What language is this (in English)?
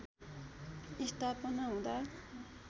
Nepali